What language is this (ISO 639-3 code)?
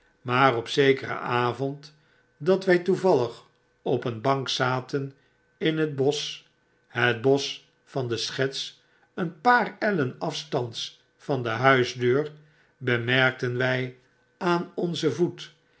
nld